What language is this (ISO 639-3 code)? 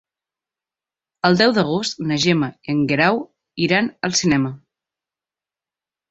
cat